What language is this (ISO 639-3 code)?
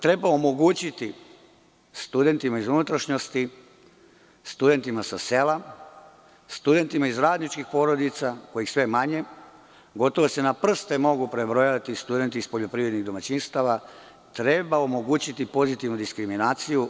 srp